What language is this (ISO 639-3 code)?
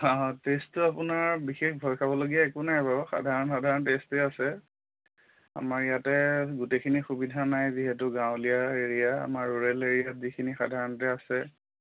asm